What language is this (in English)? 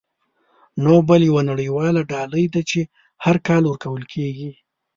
Pashto